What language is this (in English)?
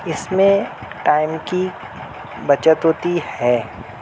Urdu